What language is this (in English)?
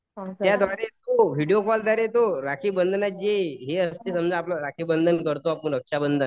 Marathi